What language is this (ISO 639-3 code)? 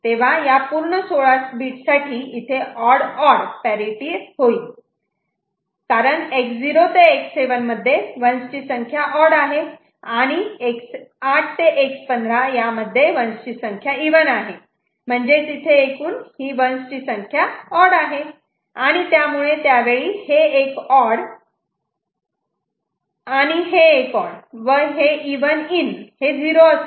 mar